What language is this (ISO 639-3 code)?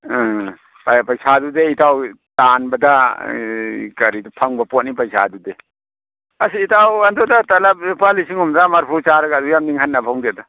mni